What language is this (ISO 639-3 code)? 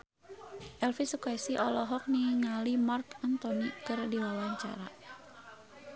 sun